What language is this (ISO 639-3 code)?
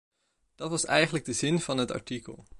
nld